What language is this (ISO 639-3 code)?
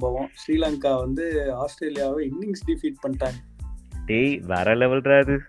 tam